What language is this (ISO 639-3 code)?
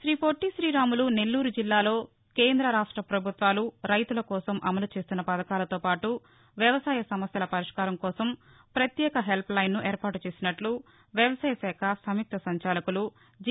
tel